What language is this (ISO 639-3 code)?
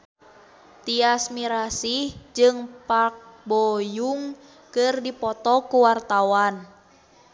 sun